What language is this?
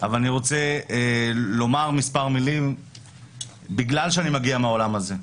Hebrew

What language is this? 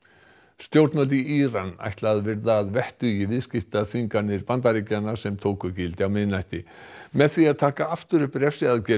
Icelandic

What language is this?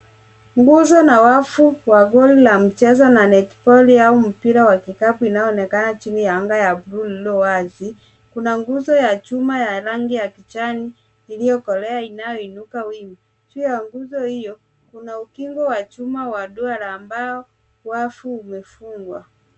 Swahili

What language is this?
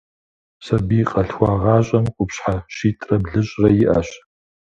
Kabardian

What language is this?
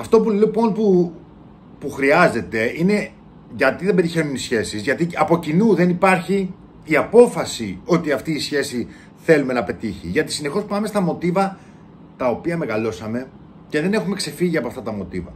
Greek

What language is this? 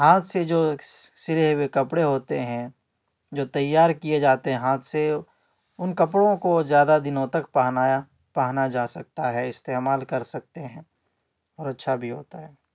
Urdu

